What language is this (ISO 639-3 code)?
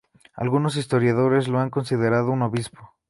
spa